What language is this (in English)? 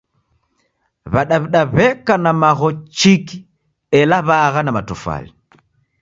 Taita